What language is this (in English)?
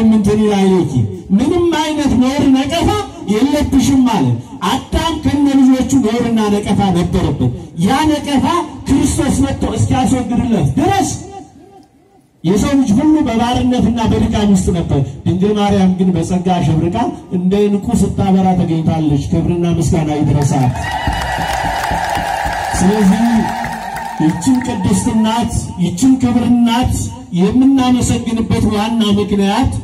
Turkish